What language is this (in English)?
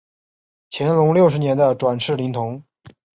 Chinese